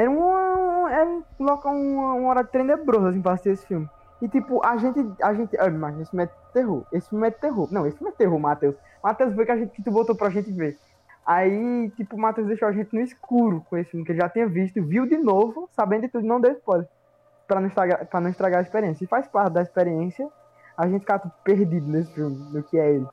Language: Portuguese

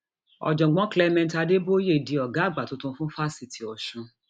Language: Yoruba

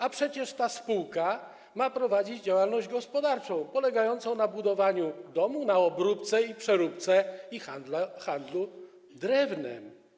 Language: Polish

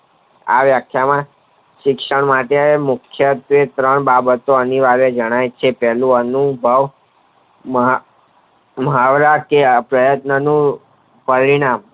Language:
Gujarati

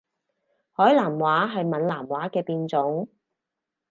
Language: Cantonese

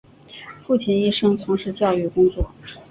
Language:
Chinese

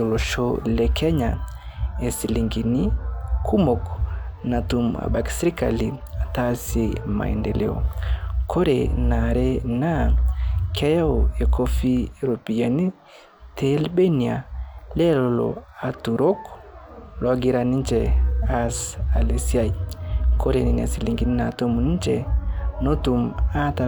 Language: Masai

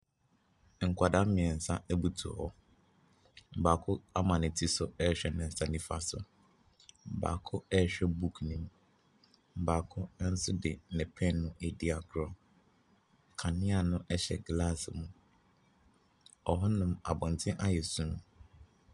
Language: Akan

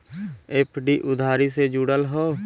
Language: Bhojpuri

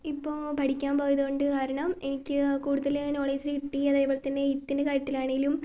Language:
Malayalam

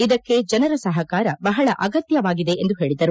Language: Kannada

